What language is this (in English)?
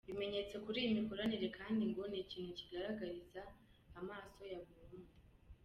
Kinyarwanda